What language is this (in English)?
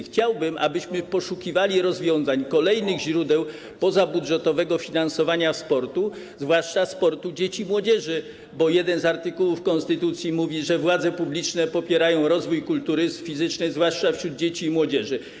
Polish